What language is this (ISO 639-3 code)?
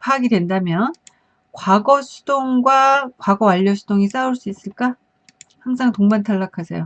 kor